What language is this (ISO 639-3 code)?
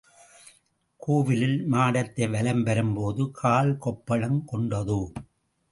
tam